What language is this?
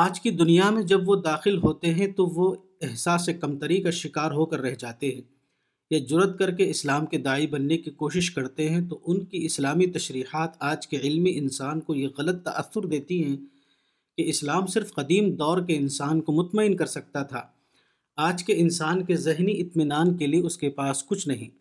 Urdu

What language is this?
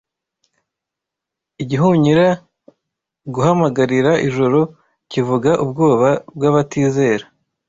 Kinyarwanda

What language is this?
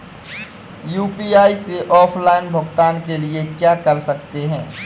Hindi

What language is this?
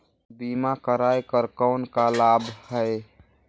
Chhattisgarhi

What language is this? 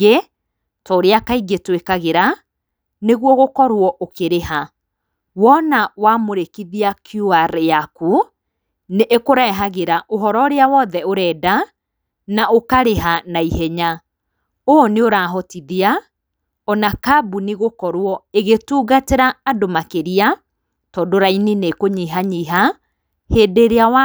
Kikuyu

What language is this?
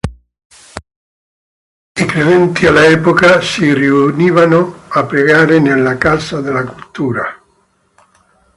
Italian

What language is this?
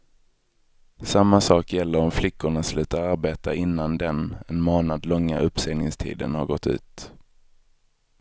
Swedish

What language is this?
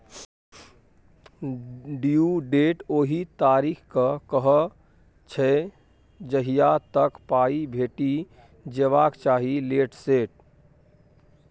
Maithili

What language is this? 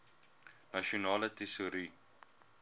Afrikaans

